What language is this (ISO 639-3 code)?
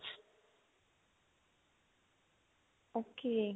pan